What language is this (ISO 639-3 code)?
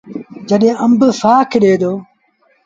sbn